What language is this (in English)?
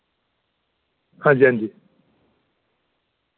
Dogri